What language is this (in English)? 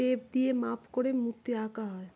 Bangla